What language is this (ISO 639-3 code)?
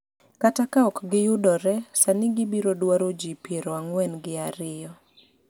luo